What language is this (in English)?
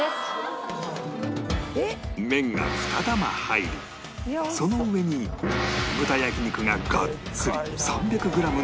Japanese